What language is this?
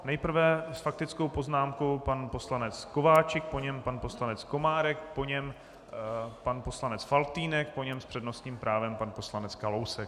Czech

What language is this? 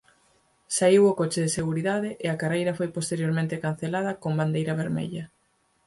Galician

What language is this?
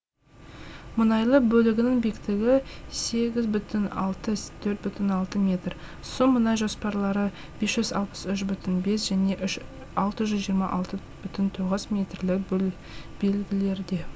Kazakh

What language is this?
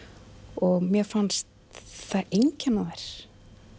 Icelandic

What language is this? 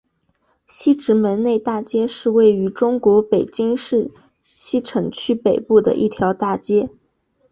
Chinese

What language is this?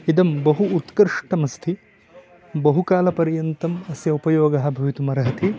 Sanskrit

